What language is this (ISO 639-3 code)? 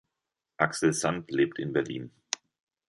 deu